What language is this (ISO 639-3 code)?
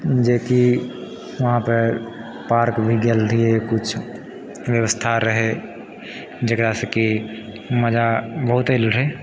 mai